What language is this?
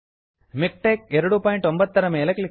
Kannada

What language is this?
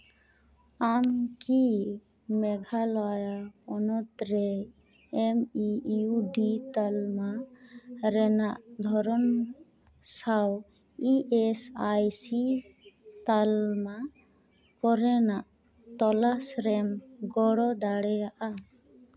Santali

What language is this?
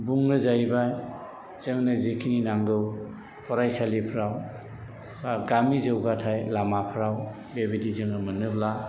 Bodo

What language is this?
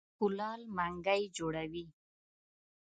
Pashto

